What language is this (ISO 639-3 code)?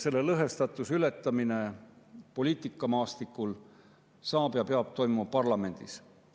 est